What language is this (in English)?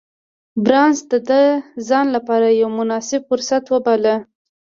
Pashto